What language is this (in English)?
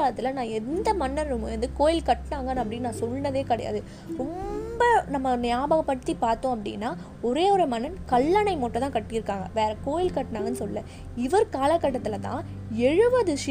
Tamil